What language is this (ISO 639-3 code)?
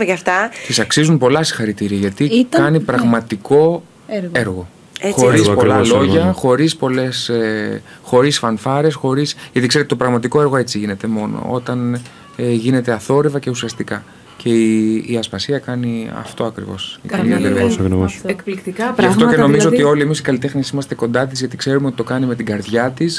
ell